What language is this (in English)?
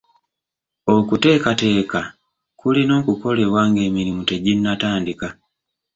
Ganda